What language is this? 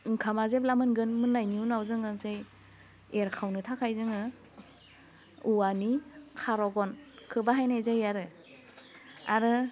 Bodo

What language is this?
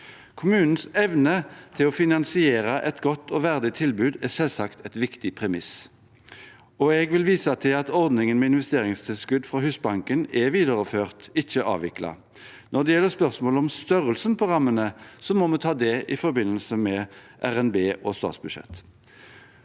Norwegian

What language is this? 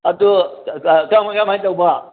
Manipuri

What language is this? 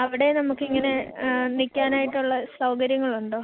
Malayalam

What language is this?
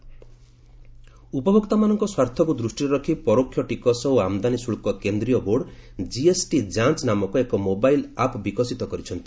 Odia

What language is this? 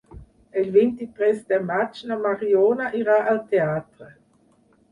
Catalan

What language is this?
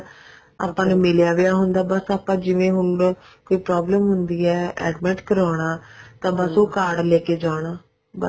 Punjabi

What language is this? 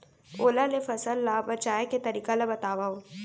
Chhattisgarhi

